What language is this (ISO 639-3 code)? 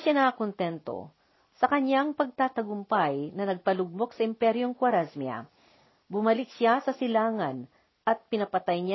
fil